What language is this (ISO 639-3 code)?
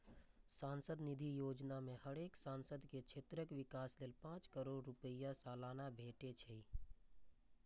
mai